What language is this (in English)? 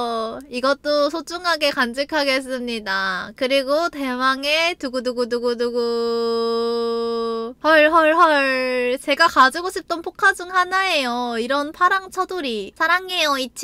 Korean